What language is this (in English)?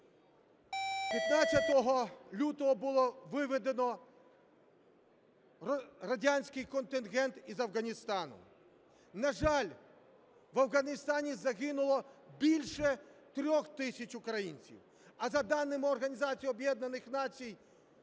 Ukrainian